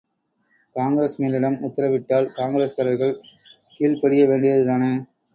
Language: Tamil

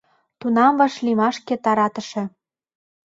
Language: Mari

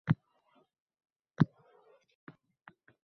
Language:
Uzbek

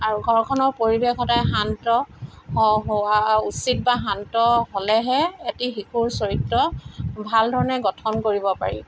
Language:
Assamese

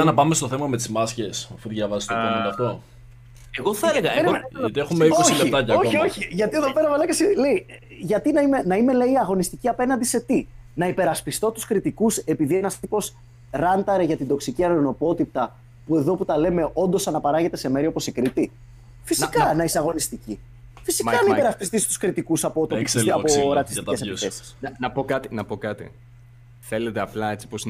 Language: Greek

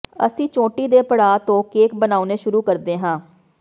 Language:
Punjabi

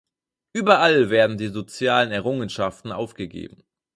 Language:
German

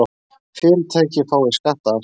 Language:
Icelandic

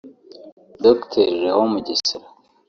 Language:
Kinyarwanda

